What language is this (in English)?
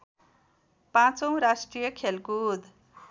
Nepali